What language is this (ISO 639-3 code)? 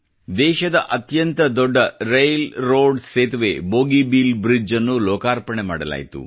kan